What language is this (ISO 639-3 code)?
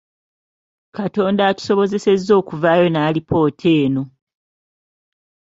lug